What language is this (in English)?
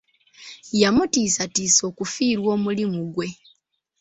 Ganda